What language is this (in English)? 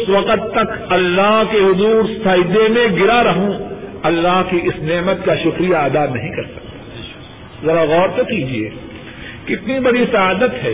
Urdu